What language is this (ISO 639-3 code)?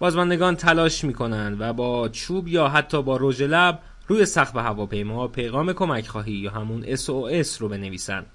fas